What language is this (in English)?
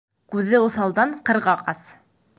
Bashkir